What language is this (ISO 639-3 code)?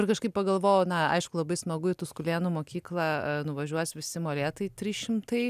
lit